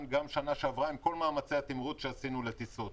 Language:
Hebrew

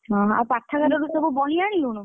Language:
Odia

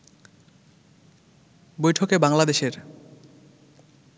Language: Bangla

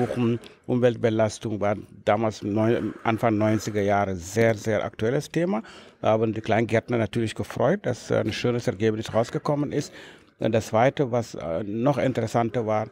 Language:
German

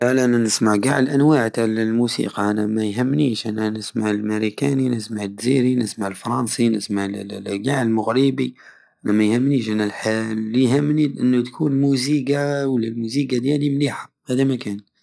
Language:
Algerian Saharan Arabic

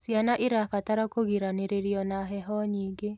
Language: Kikuyu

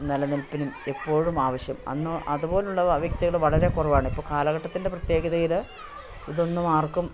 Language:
Malayalam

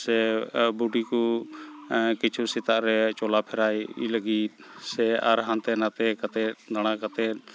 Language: Santali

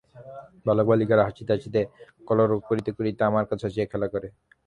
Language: Bangla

